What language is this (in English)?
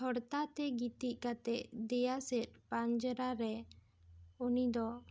Santali